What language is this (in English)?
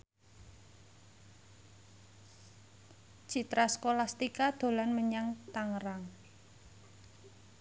Javanese